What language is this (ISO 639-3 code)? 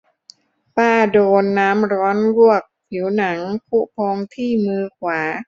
tha